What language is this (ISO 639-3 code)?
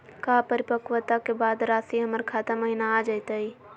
mag